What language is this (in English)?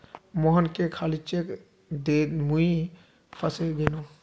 Magahi